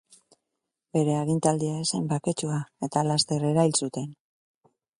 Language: Basque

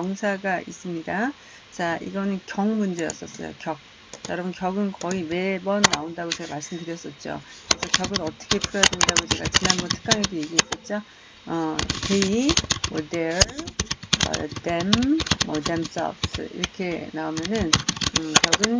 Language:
Korean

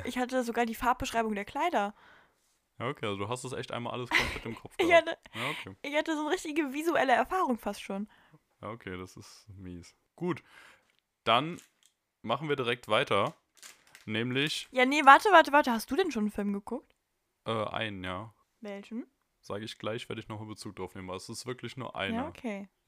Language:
German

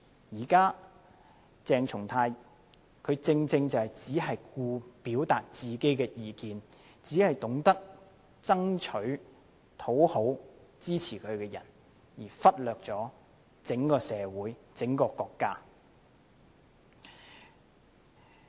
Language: Cantonese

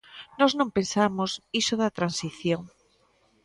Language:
Galician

